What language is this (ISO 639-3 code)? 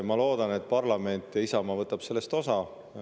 est